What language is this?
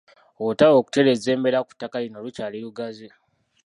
Ganda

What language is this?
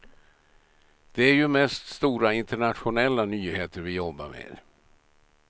Swedish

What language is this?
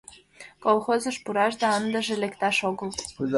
Mari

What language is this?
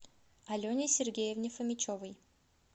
Russian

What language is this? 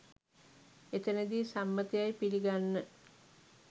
Sinhala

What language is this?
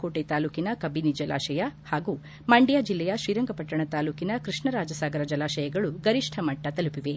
Kannada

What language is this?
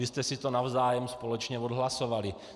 Czech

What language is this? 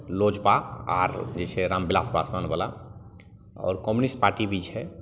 Maithili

